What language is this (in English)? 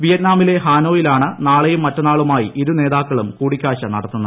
Malayalam